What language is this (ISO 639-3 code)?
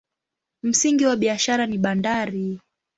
swa